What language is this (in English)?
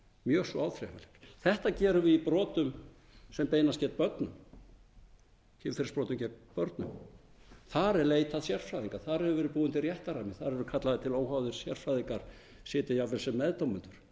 Icelandic